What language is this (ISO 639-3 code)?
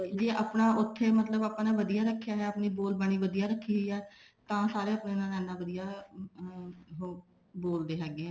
pan